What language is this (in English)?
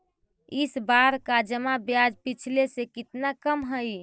Magahi